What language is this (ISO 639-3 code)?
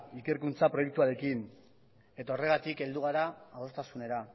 eus